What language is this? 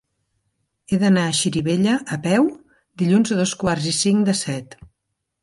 Catalan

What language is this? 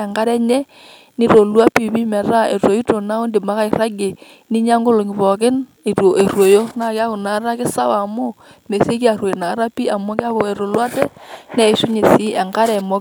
Masai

